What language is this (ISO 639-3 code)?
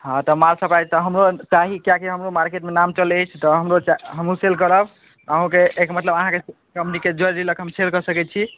mai